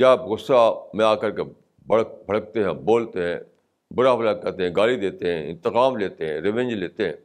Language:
Urdu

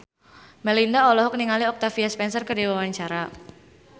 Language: Sundanese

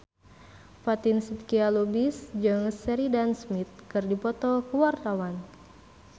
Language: Sundanese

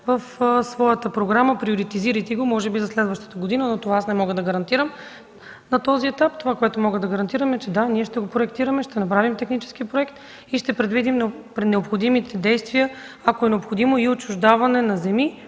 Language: Bulgarian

